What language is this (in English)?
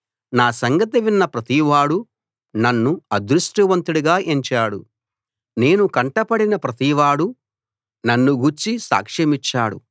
Telugu